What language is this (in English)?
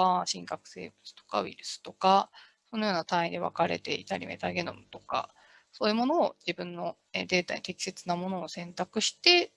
Japanese